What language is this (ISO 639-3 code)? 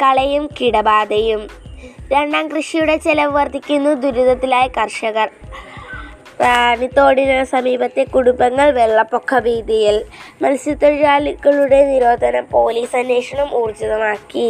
mal